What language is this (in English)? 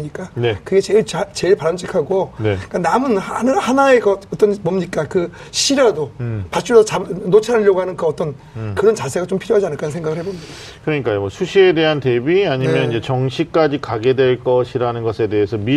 Korean